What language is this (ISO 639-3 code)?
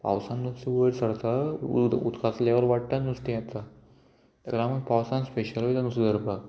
kok